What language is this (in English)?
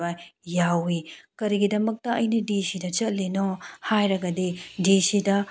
Manipuri